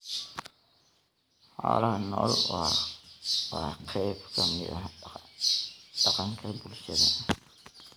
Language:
Somali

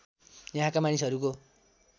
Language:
Nepali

